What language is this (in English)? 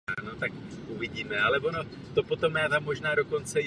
Czech